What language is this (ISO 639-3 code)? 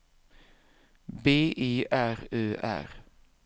swe